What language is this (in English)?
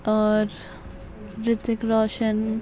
Urdu